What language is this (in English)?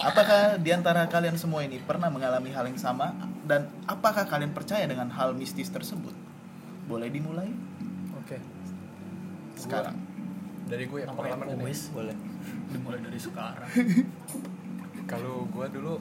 Indonesian